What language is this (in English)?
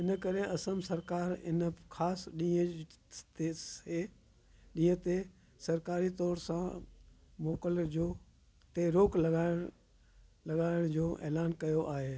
Sindhi